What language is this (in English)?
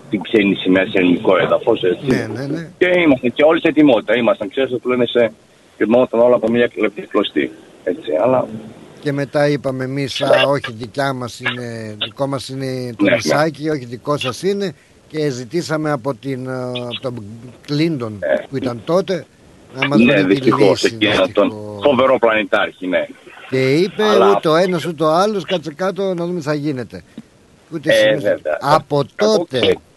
Greek